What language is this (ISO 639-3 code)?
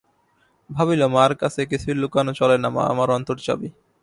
ben